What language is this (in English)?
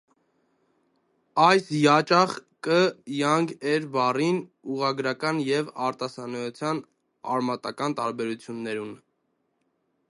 Armenian